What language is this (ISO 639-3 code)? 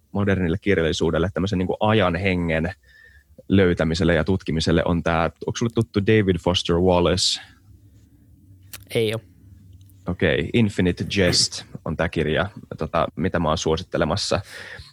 fin